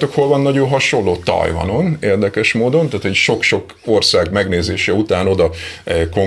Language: Hungarian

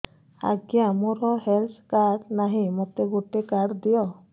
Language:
Odia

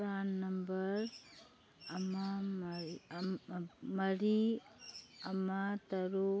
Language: Manipuri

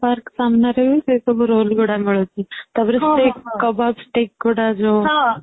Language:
Odia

